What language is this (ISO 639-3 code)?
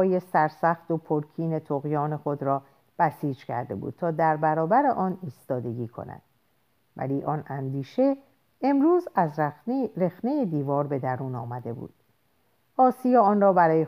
fas